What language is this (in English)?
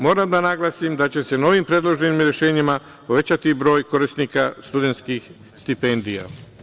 Serbian